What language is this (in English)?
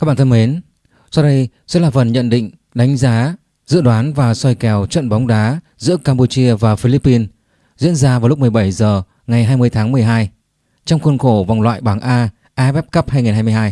Vietnamese